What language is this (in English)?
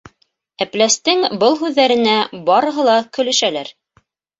Bashkir